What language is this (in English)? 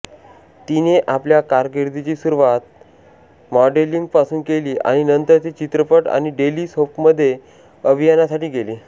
Marathi